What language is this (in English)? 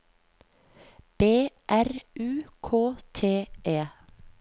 Norwegian